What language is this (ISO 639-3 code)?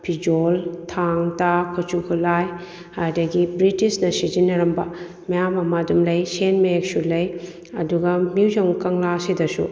mni